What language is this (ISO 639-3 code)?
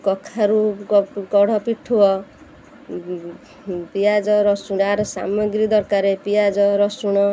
ori